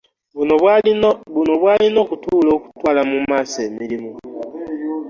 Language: Ganda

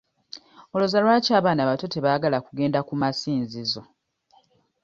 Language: Ganda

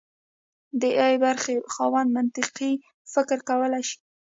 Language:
Pashto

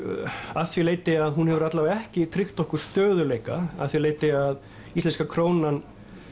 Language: Icelandic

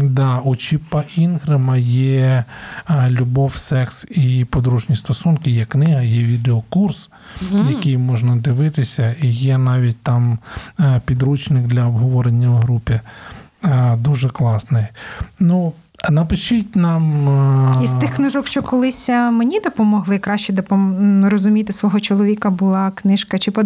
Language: Ukrainian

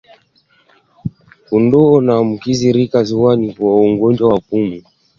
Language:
Swahili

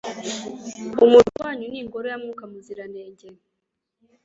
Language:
Kinyarwanda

